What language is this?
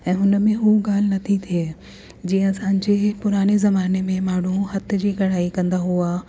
Sindhi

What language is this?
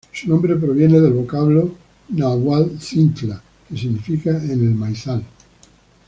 Spanish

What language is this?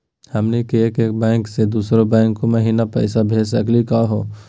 Magahi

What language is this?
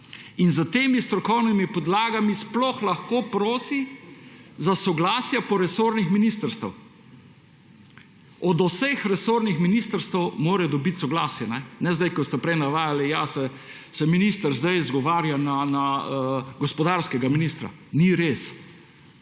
Slovenian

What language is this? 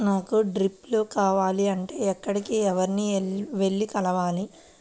Telugu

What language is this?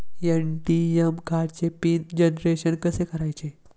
Marathi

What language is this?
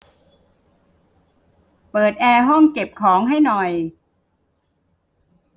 Thai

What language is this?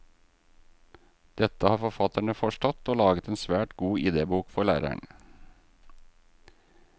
Norwegian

